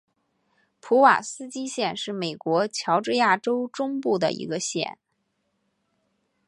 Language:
Chinese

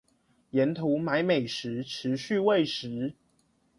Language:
Chinese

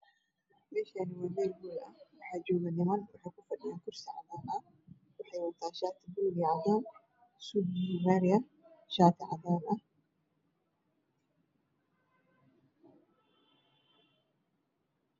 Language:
Somali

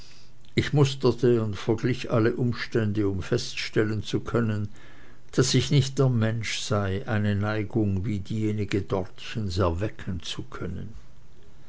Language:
German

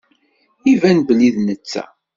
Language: Kabyle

